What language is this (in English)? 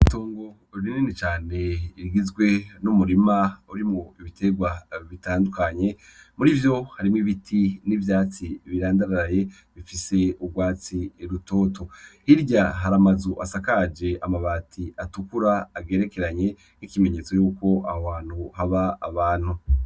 Rundi